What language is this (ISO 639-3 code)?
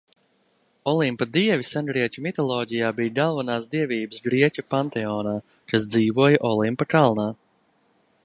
lav